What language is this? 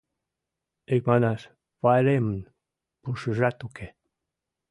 Mari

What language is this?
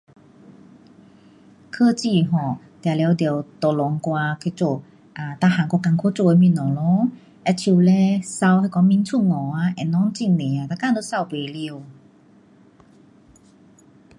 Pu-Xian Chinese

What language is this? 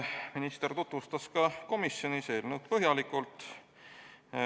Estonian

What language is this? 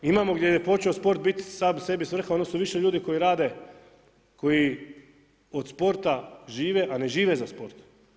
Croatian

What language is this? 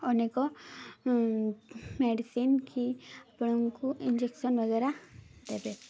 Odia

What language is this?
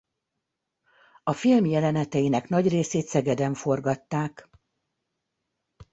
Hungarian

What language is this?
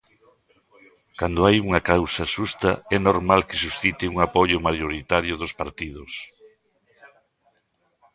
Galician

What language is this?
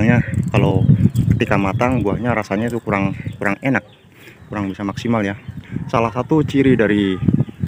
Indonesian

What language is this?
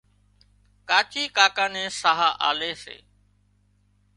Wadiyara Koli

